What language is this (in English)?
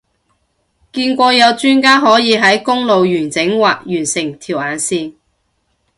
Cantonese